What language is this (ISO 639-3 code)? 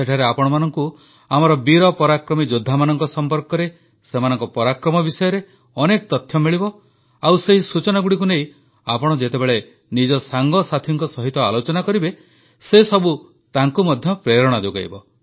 ori